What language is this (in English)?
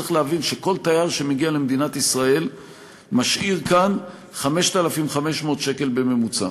Hebrew